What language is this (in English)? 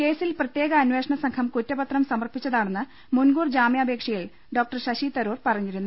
Malayalam